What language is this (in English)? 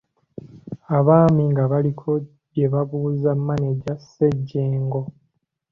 Ganda